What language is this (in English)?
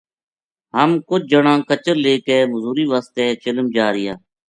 Gujari